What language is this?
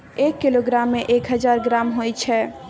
Maithili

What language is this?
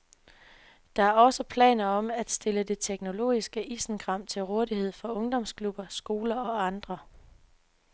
Danish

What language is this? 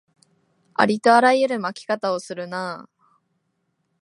Japanese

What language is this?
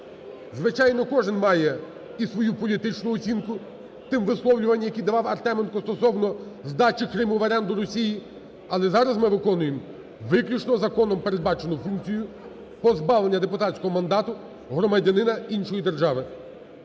Ukrainian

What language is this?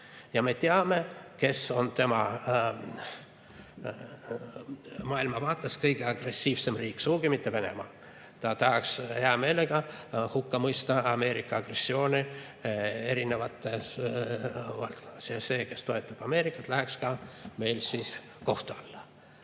Estonian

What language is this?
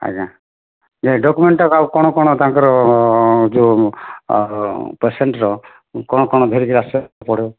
Odia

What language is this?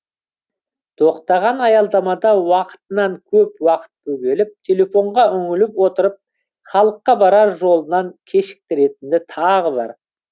Kazakh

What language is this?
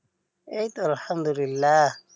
Bangla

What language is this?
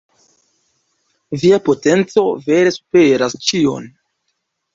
Esperanto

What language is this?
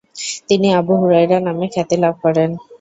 Bangla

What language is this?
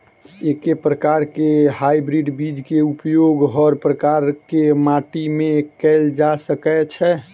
Maithili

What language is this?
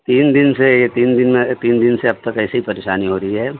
Urdu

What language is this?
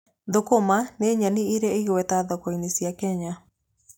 Kikuyu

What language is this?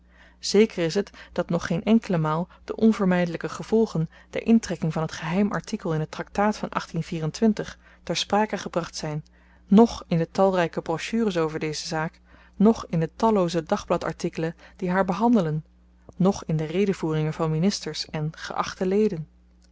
Dutch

